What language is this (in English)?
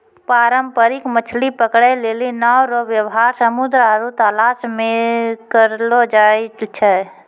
Maithili